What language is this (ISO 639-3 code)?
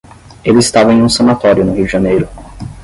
por